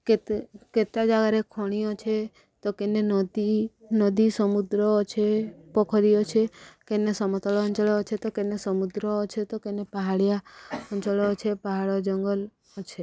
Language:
Odia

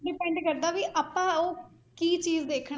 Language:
Punjabi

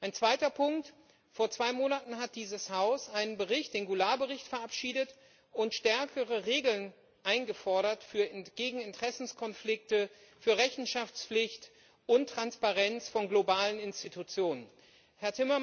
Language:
German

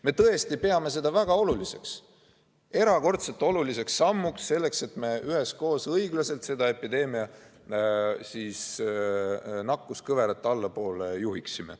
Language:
Estonian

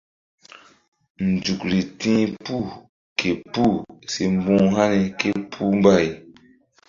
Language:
Mbum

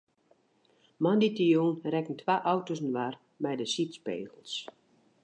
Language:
Western Frisian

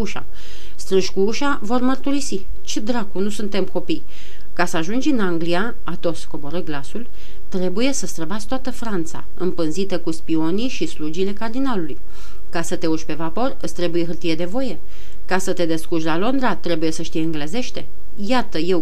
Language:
Romanian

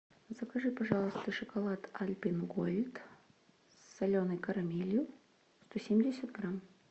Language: Russian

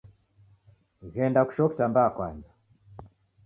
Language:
Taita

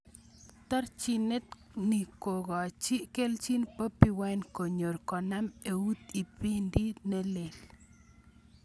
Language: Kalenjin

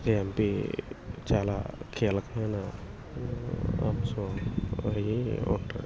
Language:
Telugu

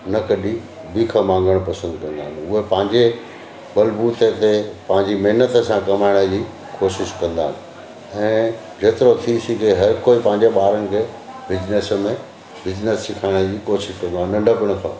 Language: Sindhi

